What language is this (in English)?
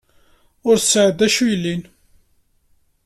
Kabyle